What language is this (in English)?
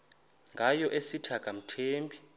Xhosa